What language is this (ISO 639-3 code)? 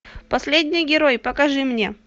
rus